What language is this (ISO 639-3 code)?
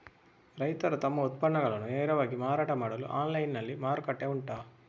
kan